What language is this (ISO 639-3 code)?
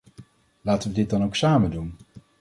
nld